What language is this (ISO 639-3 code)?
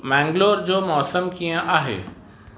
snd